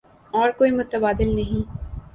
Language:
Urdu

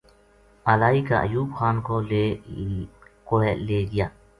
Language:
Gujari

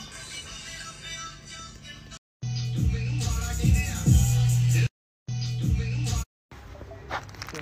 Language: Hindi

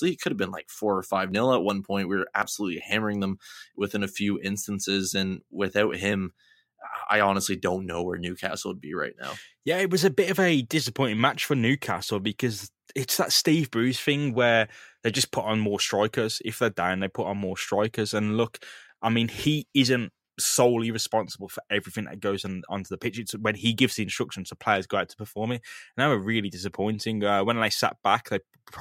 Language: English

